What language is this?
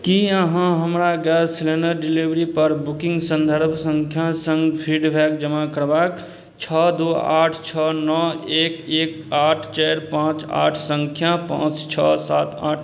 Maithili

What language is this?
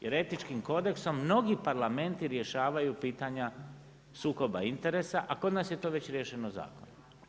Croatian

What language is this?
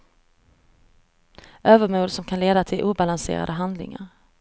Swedish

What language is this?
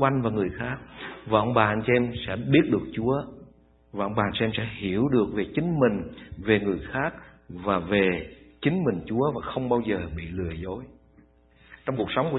Vietnamese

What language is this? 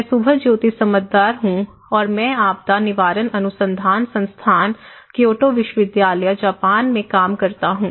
Hindi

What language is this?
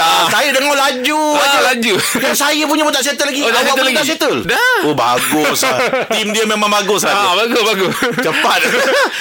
Malay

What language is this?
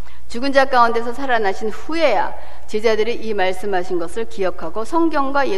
Korean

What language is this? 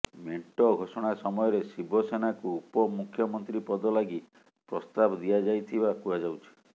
Odia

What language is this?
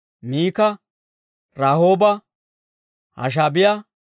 Dawro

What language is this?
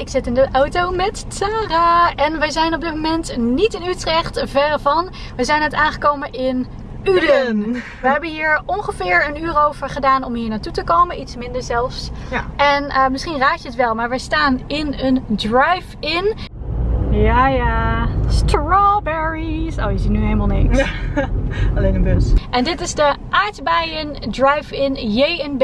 Dutch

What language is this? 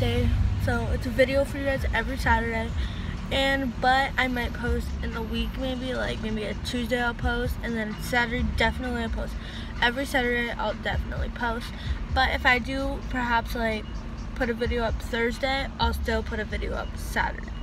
English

